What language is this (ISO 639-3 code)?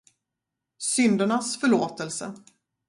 swe